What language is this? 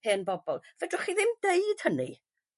Welsh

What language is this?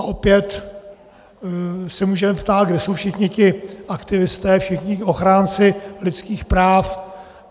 Czech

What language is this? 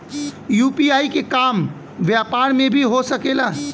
Bhojpuri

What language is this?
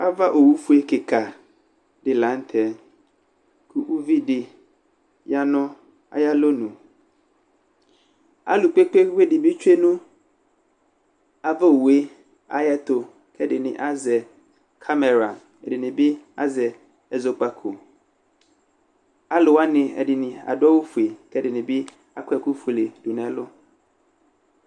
Ikposo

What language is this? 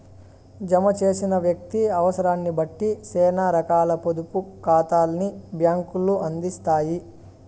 Telugu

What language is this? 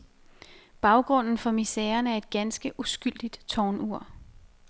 Danish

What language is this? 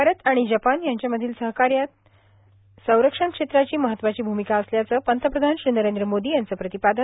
Marathi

